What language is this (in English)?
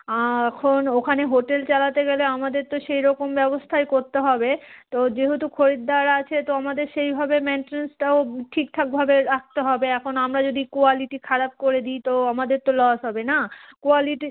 Bangla